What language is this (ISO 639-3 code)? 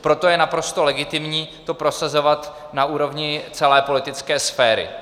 ces